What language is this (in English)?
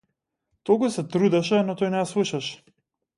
Macedonian